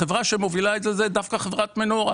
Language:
Hebrew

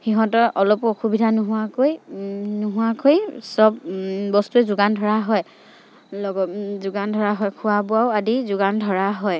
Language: Assamese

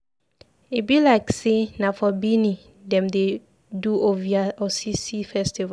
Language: Nigerian Pidgin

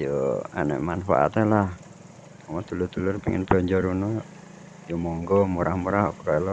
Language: Indonesian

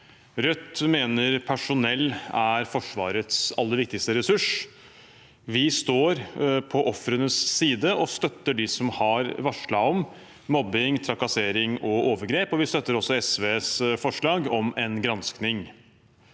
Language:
Norwegian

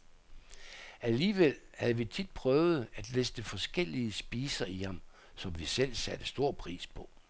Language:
Danish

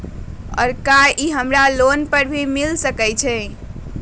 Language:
Magahi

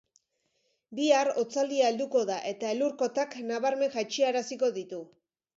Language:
Basque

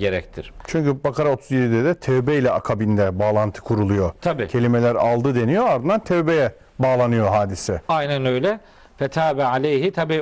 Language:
Turkish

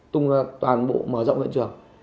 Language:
Vietnamese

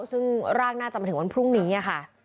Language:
Thai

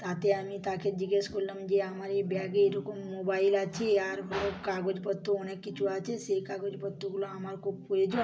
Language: Bangla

